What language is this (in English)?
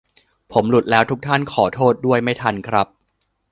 Thai